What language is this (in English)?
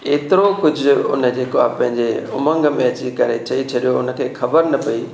Sindhi